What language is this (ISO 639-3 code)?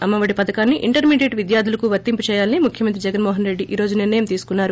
tel